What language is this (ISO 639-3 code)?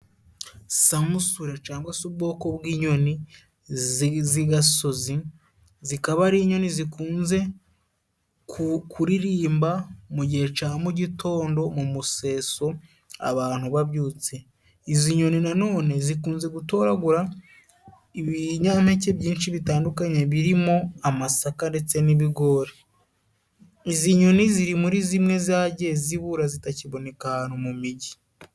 kin